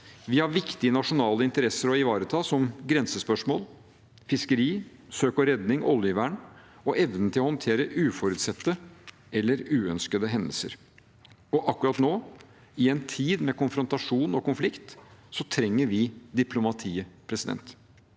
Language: Norwegian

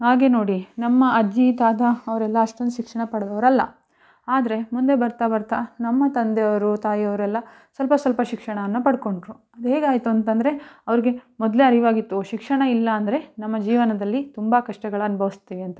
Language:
Kannada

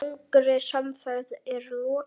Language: Icelandic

